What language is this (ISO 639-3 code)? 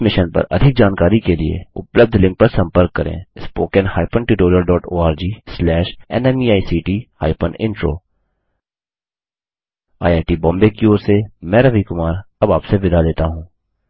hin